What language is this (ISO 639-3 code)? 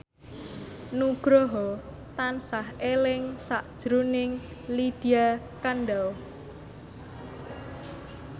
jav